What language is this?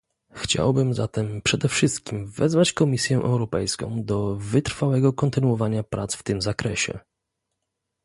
Polish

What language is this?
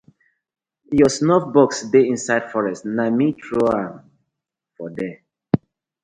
Nigerian Pidgin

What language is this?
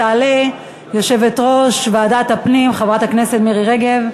Hebrew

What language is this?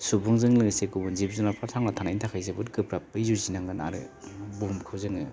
Bodo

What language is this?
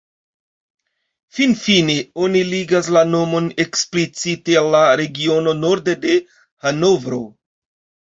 Esperanto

